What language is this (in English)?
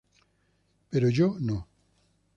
Spanish